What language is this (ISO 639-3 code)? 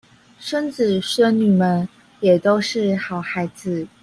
zho